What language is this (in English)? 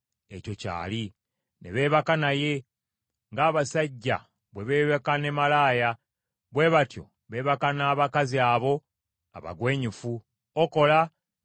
Ganda